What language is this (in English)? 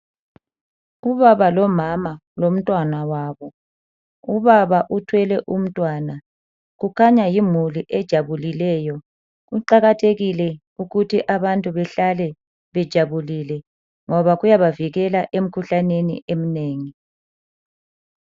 North Ndebele